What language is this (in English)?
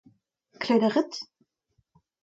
Breton